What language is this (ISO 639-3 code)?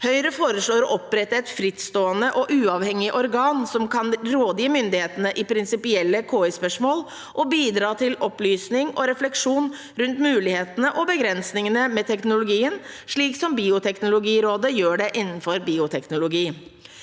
nor